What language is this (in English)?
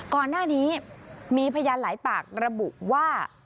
Thai